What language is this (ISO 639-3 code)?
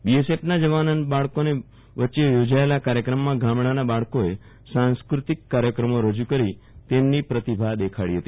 guj